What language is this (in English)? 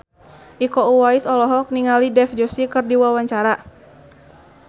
Sundanese